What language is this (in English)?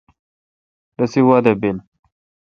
Kalkoti